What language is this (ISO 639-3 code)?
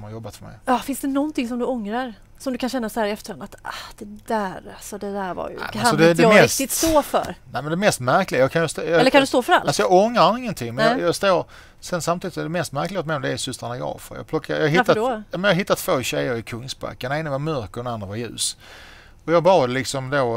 swe